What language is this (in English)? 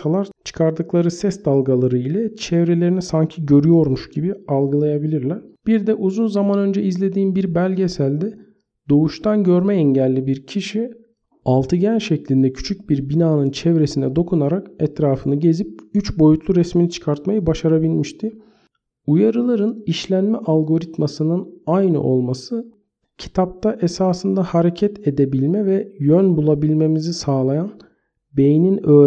Turkish